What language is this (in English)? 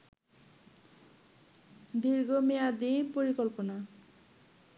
Bangla